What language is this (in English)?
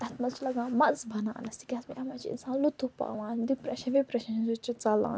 Kashmiri